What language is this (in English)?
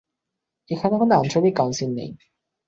Bangla